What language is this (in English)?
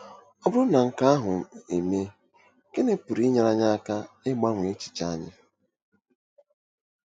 Igbo